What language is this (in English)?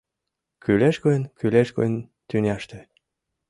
Mari